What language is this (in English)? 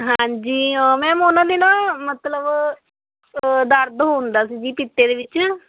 Punjabi